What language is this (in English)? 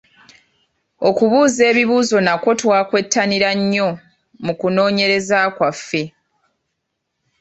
Ganda